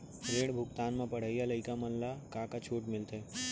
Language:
Chhattisgarhi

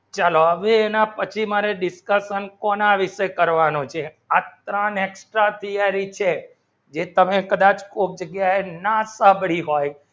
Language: Gujarati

